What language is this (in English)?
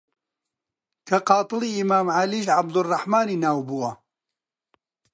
Central Kurdish